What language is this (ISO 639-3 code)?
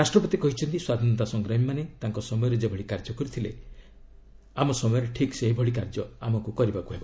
ori